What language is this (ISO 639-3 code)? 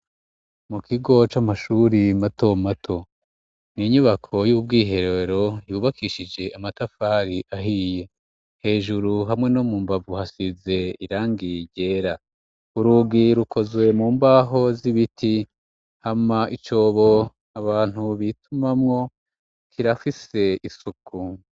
run